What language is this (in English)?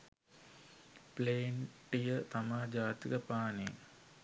Sinhala